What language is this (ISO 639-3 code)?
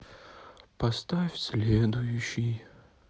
rus